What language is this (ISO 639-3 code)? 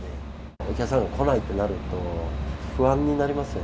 jpn